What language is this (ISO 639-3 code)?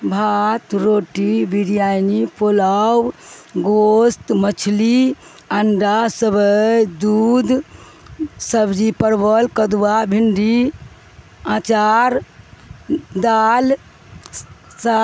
urd